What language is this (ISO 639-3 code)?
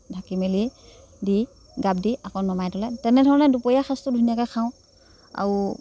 asm